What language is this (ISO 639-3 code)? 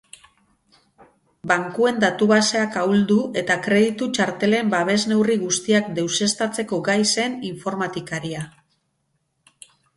eus